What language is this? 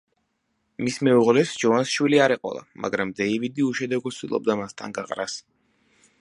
Georgian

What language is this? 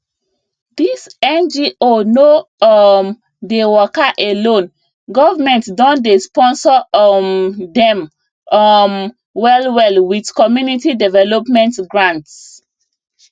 Nigerian Pidgin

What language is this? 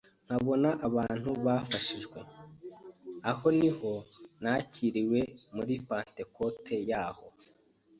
Kinyarwanda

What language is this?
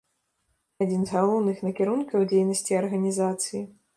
Belarusian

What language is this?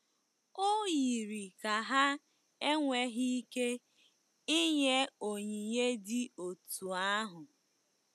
Igbo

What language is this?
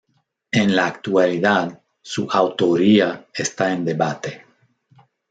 Spanish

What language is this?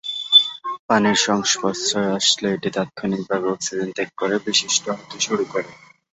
Bangla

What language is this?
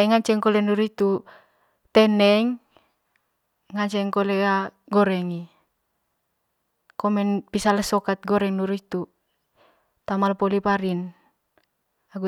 Manggarai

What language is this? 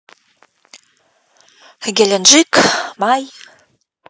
Russian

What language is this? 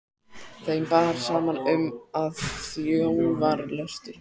Icelandic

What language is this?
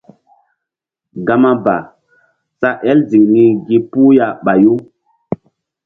Mbum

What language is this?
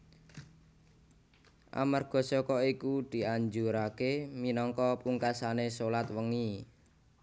Javanese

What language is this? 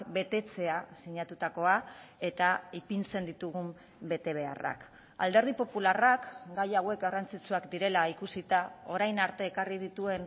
Basque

